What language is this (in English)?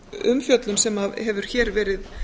Icelandic